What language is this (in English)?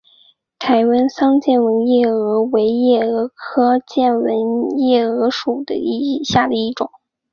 Chinese